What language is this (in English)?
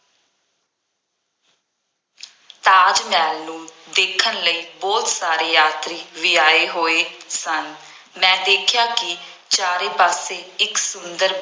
Punjabi